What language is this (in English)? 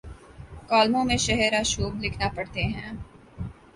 Urdu